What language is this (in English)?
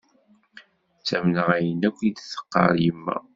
Kabyle